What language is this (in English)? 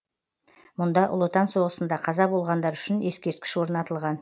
Kazakh